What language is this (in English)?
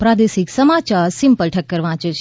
Gujarati